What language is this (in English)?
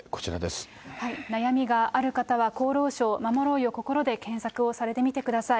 Japanese